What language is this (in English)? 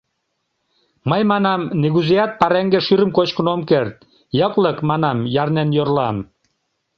Mari